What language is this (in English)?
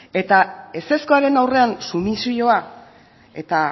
Basque